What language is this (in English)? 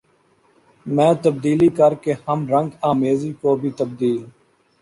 Urdu